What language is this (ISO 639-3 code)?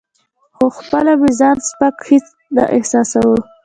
pus